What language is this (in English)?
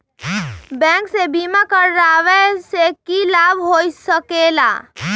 Magahi